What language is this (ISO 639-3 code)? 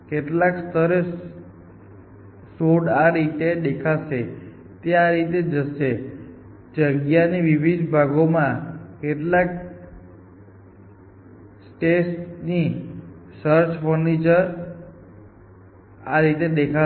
guj